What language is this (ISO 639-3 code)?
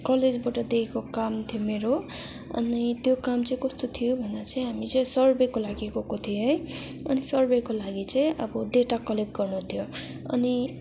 nep